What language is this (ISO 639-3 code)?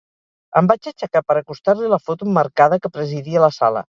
cat